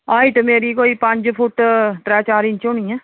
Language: Dogri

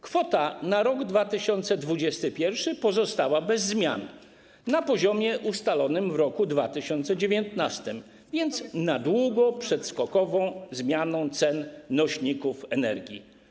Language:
Polish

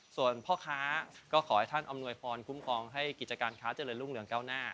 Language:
Thai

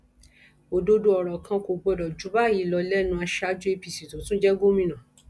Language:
Yoruba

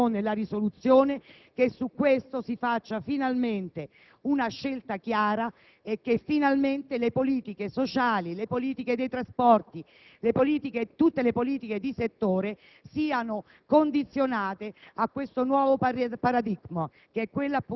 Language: Italian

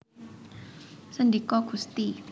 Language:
Javanese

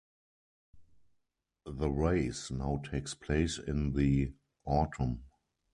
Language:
English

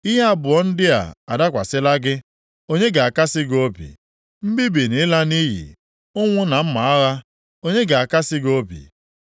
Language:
Igbo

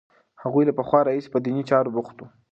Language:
Pashto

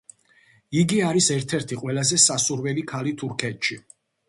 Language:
Georgian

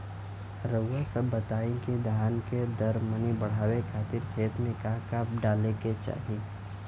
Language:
Bhojpuri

